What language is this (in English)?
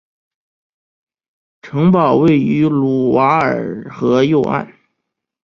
Chinese